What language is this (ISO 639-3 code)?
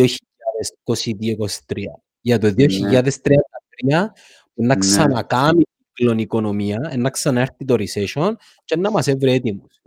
ell